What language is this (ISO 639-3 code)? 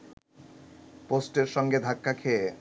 ben